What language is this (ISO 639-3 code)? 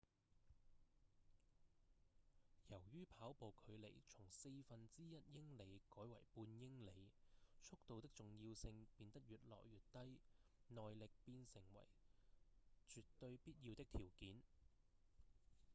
yue